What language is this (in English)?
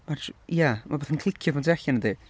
Welsh